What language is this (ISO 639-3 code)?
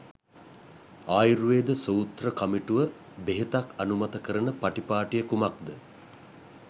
sin